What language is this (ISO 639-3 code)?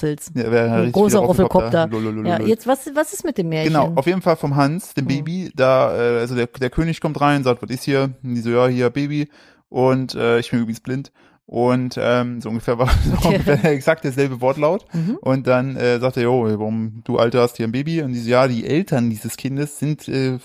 deu